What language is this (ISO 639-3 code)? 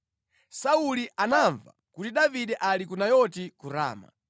nya